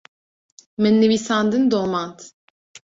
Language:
Kurdish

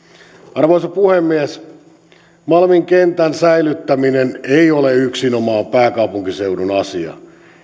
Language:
Finnish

